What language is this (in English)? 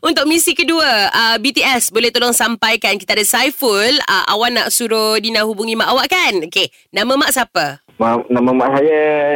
Malay